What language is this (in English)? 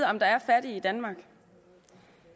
Danish